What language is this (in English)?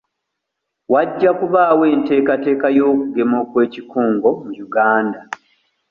Ganda